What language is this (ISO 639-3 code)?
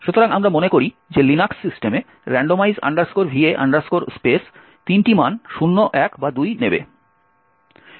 ben